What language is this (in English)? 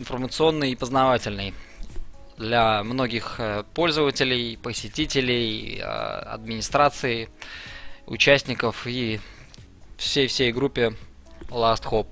Russian